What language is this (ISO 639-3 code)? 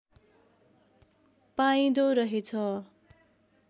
nep